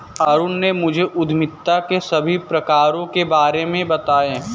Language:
Hindi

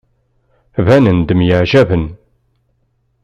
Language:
Kabyle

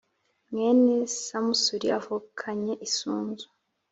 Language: Kinyarwanda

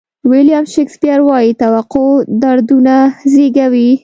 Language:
Pashto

